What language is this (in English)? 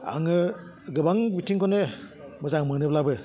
Bodo